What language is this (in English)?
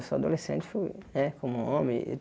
Portuguese